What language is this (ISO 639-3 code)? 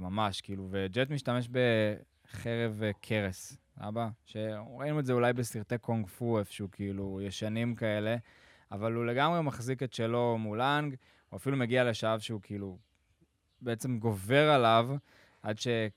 heb